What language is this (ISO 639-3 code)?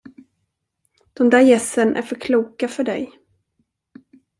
swe